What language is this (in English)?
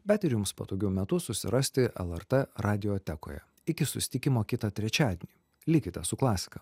Lithuanian